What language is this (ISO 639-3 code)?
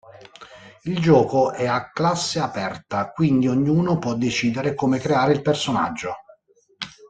ita